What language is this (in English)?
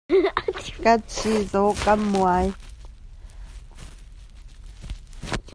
Hakha Chin